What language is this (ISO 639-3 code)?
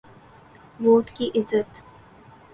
urd